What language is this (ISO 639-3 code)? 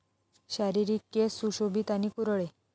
mar